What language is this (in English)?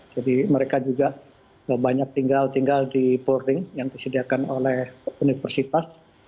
Indonesian